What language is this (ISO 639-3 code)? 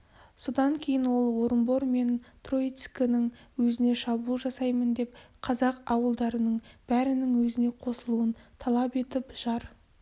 kaz